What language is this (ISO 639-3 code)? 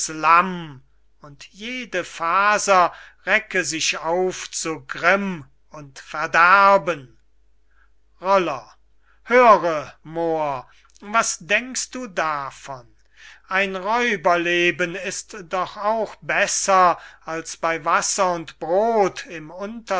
deu